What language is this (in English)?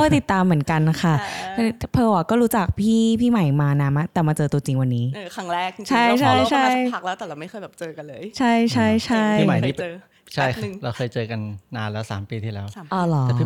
Thai